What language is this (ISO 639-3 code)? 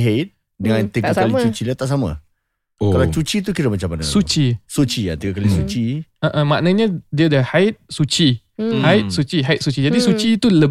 msa